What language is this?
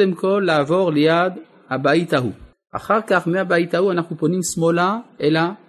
Hebrew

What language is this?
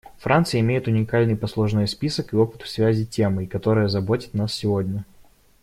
Russian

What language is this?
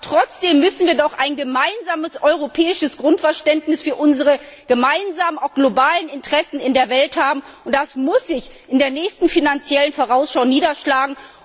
German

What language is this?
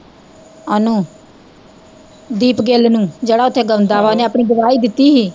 Punjabi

